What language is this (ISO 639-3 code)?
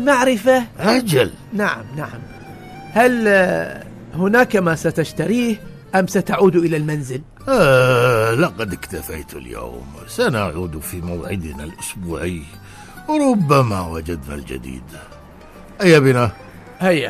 ara